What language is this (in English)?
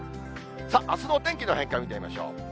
Japanese